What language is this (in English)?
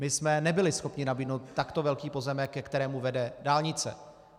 Czech